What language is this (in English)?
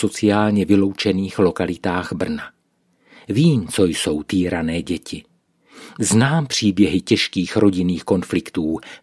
Czech